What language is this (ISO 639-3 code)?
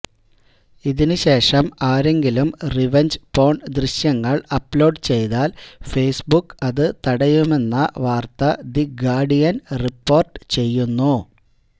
mal